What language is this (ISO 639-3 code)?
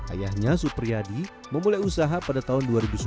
ind